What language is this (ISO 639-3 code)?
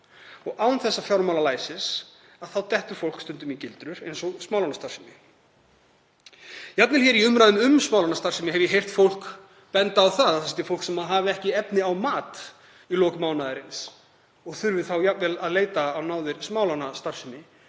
isl